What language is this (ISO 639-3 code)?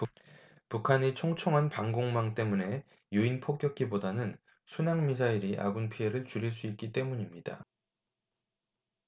kor